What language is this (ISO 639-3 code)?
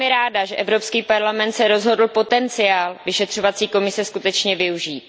ces